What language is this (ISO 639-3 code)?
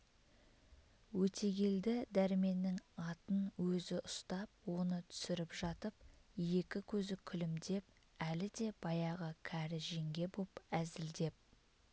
kaz